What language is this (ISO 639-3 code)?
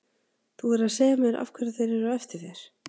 isl